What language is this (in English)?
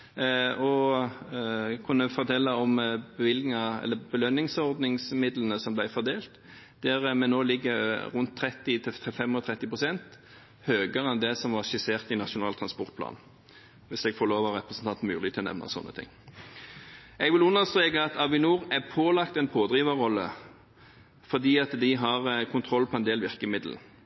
Norwegian Bokmål